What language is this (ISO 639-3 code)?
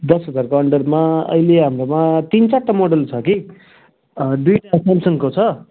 nep